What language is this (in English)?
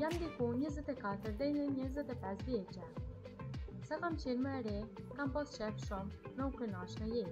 Romanian